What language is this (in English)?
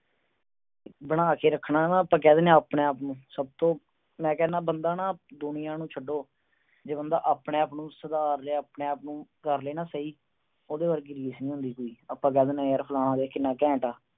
Punjabi